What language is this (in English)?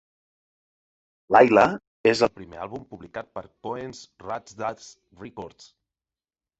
Catalan